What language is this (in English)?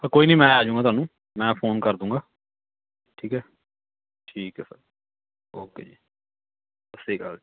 Punjabi